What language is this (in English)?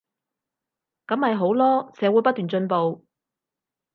Cantonese